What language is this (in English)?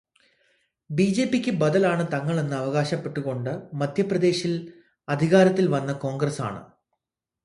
Malayalam